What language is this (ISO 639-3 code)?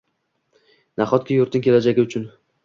uzb